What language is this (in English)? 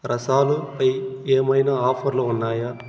Telugu